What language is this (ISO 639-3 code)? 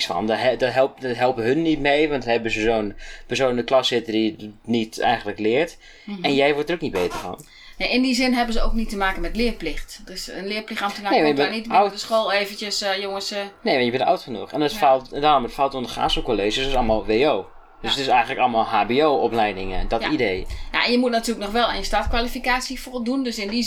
nld